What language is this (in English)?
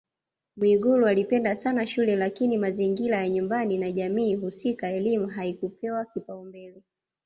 Swahili